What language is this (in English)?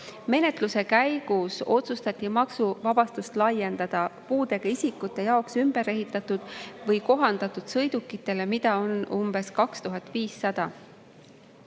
Estonian